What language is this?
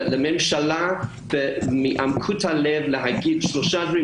Hebrew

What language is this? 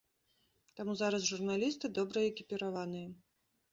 Belarusian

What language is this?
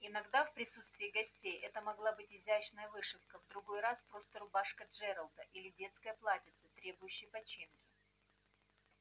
Russian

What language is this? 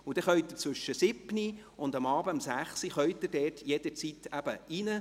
Swiss German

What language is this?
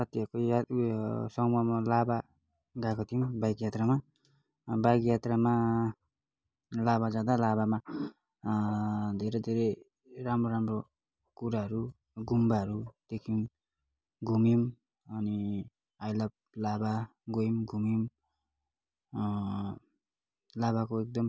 Nepali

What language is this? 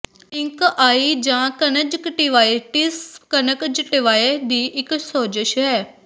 Punjabi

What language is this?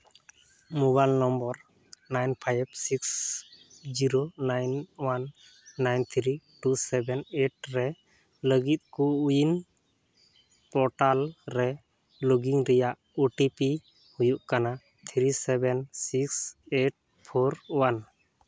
Santali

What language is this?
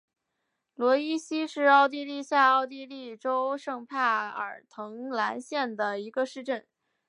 Chinese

